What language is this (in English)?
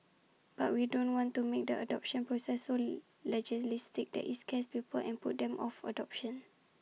English